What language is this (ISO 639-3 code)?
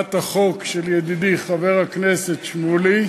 heb